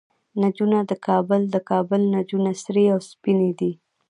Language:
Pashto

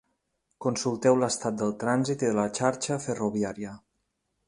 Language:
Catalan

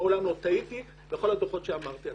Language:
Hebrew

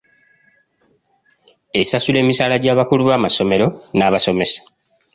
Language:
Ganda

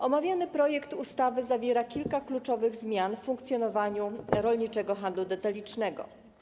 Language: Polish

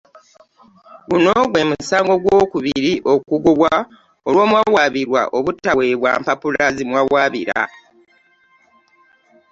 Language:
Ganda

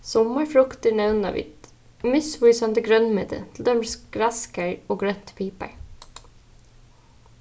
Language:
Faroese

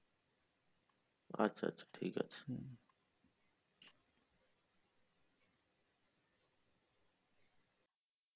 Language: Bangla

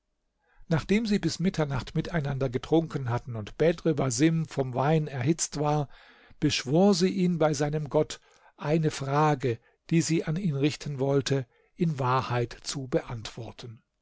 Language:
German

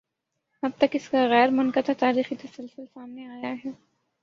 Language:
Urdu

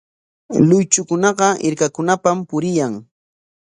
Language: Corongo Ancash Quechua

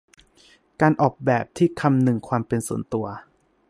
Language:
Thai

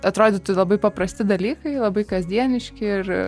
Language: Lithuanian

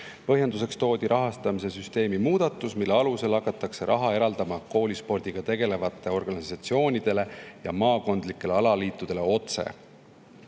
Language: Estonian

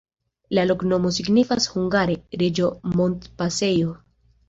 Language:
Esperanto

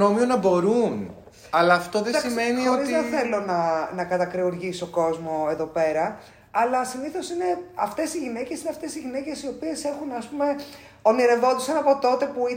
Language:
Greek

